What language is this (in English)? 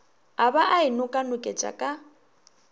Northern Sotho